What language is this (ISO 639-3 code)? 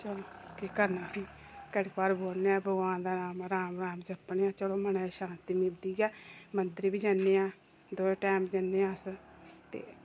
doi